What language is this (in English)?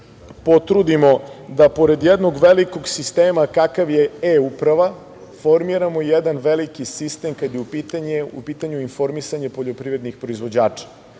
Serbian